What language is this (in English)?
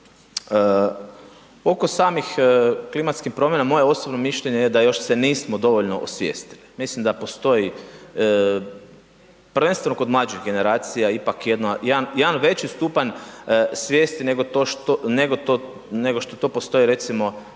Croatian